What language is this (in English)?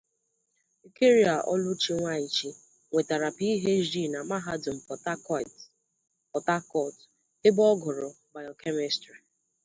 Igbo